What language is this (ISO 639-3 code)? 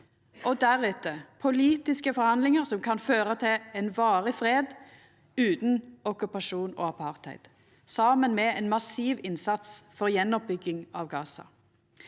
nor